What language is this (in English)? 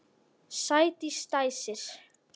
Icelandic